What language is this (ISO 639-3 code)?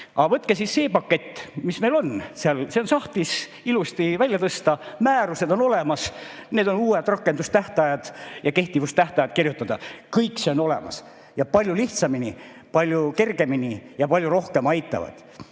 est